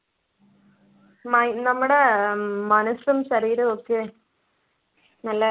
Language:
Malayalam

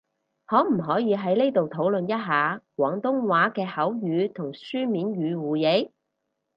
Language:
Cantonese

